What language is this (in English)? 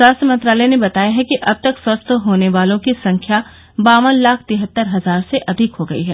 Hindi